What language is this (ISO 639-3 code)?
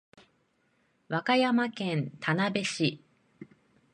jpn